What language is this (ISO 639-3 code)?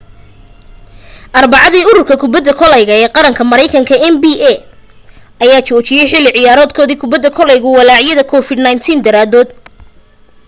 som